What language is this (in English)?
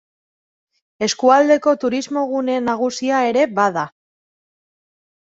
Basque